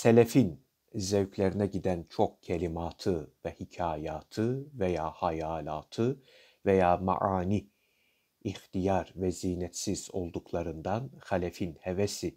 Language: Turkish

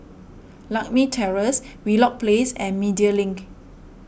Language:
English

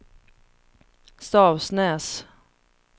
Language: Swedish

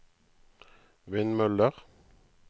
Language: Norwegian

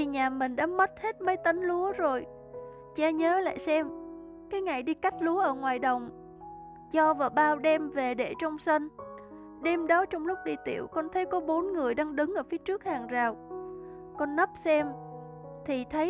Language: Vietnamese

